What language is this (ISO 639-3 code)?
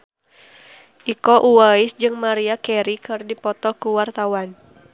sun